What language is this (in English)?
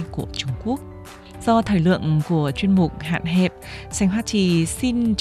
Vietnamese